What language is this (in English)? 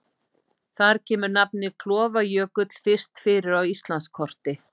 Icelandic